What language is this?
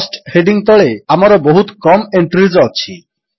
Odia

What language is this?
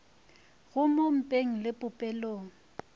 Northern Sotho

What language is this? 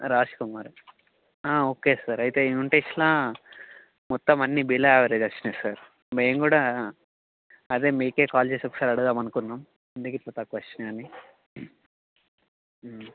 Telugu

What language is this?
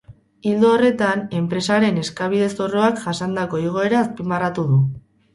Basque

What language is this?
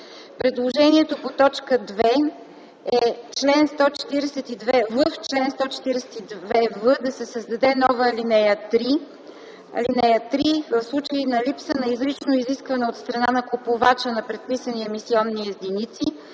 Bulgarian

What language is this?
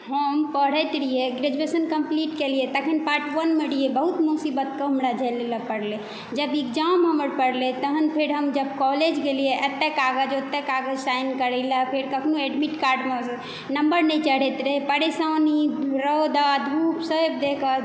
Maithili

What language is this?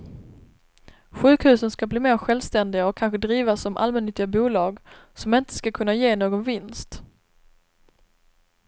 Swedish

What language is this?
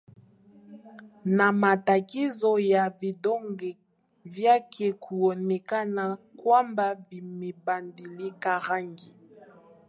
Swahili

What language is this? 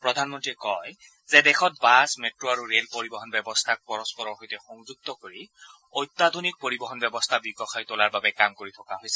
Assamese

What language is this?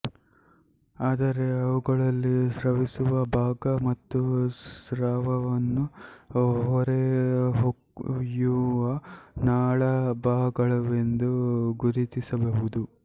Kannada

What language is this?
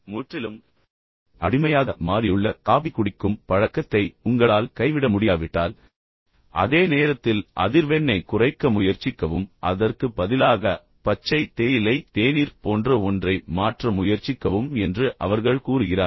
Tamil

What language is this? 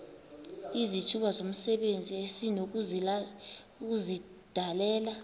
Xhosa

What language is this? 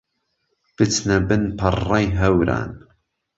Central Kurdish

